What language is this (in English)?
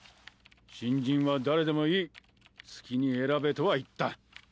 Japanese